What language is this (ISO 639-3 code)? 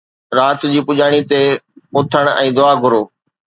snd